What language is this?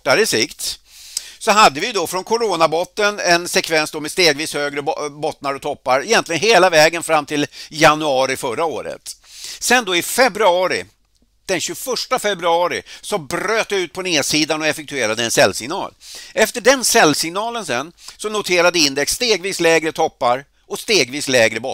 Swedish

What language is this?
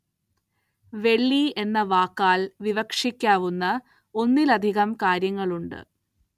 Malayalam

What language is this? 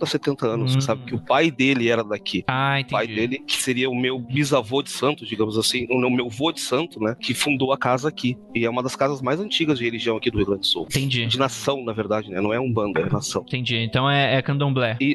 Portuguese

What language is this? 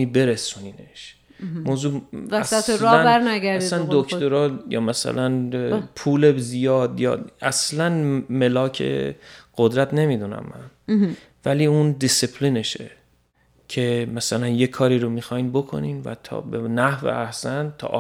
Persian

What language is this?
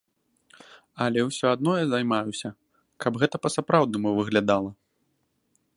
Belarusian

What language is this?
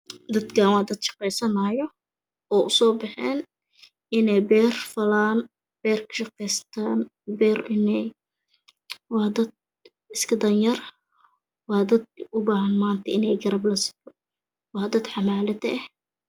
Somali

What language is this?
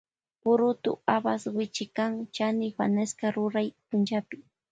Loja Highland Quichua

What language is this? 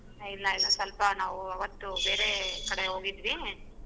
Kannada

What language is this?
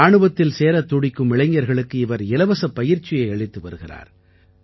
Tamil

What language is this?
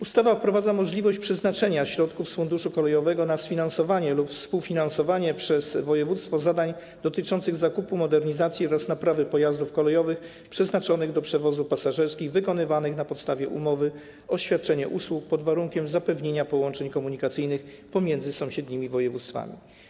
Polish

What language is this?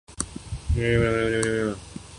Urdu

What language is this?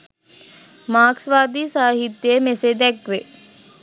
Sinhala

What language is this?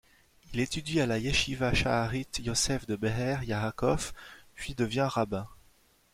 French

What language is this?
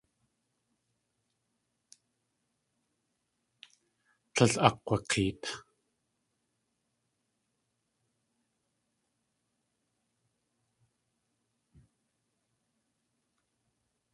Tlingit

